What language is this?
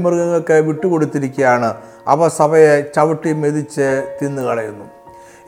Malayalam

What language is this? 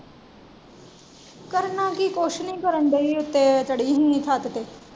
Punjabi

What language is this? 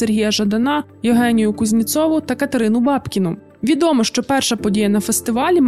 Ukrainian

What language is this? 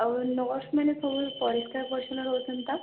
Odia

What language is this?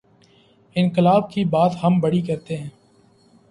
Urdu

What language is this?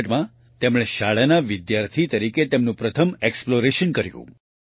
Gujarati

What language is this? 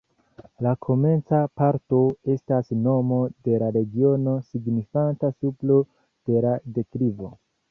Esperanto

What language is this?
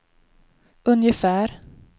Swedish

